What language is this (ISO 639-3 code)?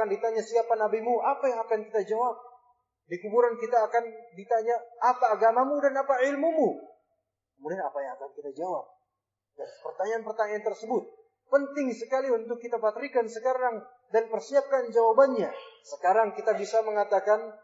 ind